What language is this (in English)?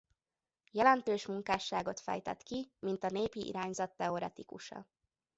Hungarian